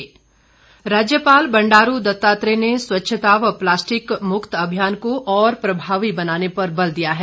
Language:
Hindi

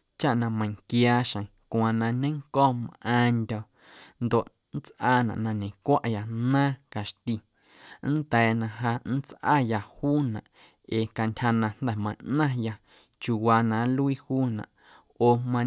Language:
Guerrero Amuzgo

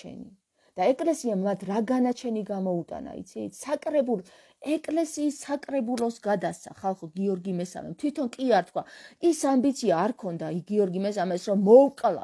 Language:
Romanian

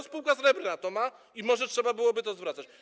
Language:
Polish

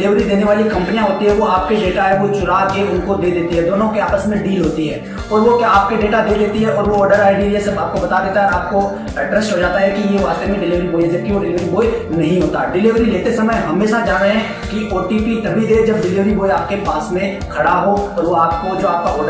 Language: Hindi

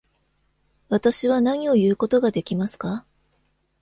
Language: Japanese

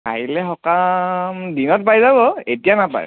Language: Assamese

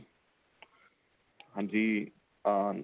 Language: Punjabi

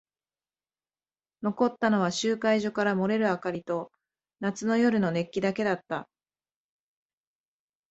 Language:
Japanese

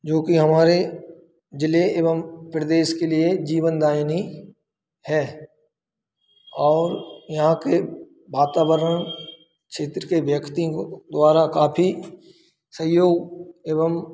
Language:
Hindi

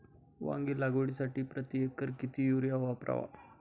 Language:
Marathi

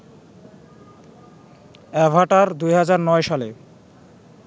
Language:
Bangla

